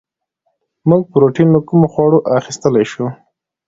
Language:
Pashto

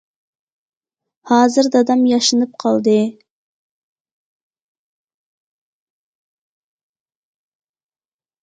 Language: Uyghur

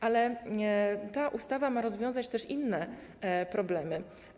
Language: Polish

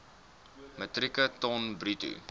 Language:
Afrikaans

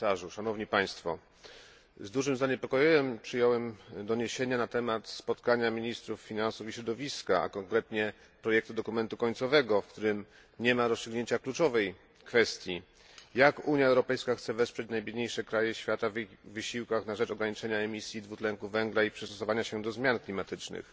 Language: Polish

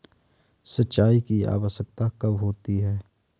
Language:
Hindi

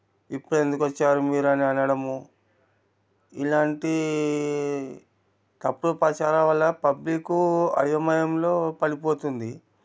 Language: Telugu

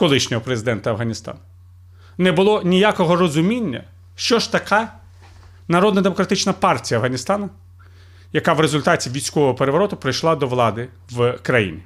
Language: Ukrainian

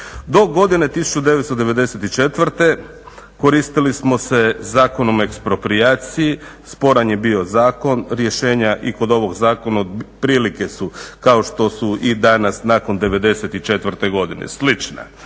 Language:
Croatian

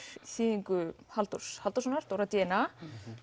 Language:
Icelandic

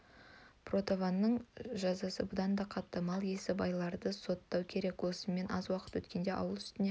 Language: Kazakh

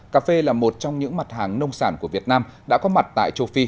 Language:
Vietnamese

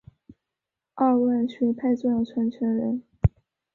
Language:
Chinese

